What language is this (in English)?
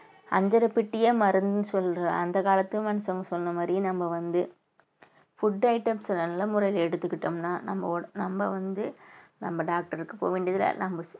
Tamil